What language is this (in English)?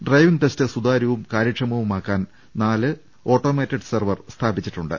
Malayalam